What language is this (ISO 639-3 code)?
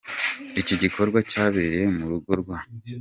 kin